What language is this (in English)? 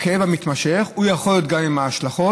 Hebrew